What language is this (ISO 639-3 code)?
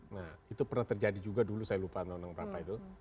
ind